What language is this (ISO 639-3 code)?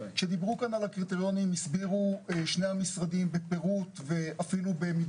heb